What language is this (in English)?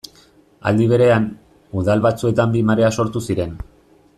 Basque